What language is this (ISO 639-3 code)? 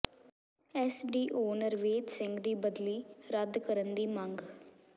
pan